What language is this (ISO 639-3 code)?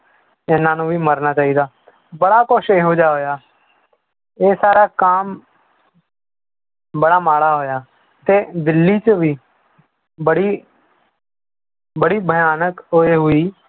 pan